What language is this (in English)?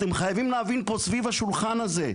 Hebrew